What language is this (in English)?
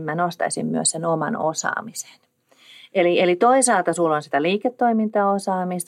Finnish